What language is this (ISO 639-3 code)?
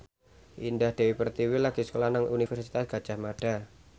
jav